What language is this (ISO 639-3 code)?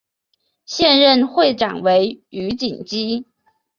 zho